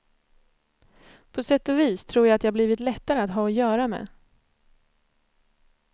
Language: Swedish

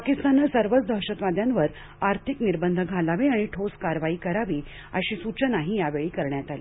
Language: Marathi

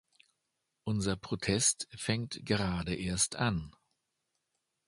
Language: German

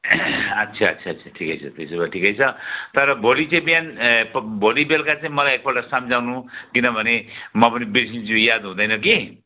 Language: Nepali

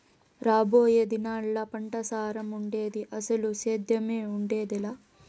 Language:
Telugu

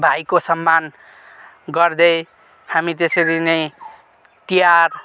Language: Nepali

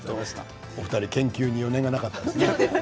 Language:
Japanese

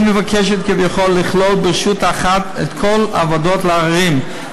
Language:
Hebrew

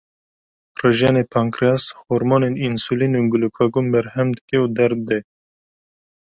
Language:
Kurdish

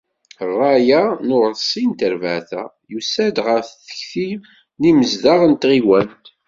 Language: Kabyle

